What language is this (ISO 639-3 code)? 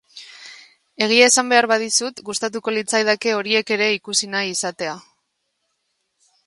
eus